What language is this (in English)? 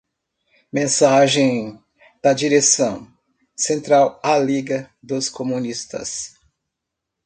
Portuguese